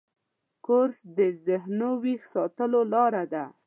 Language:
Pashto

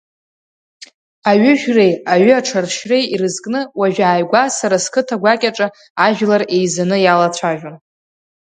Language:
Abkhazian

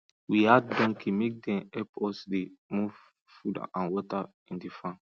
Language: Nigerian Pidgin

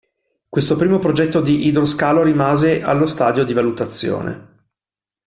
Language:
Italian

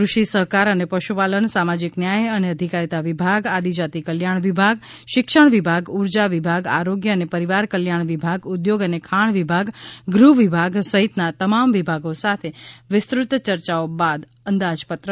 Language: Gujarati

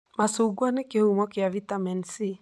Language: Kikuyu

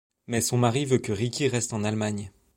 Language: French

